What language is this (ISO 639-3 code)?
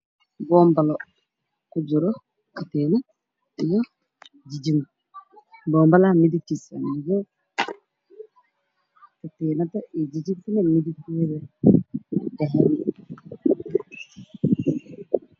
som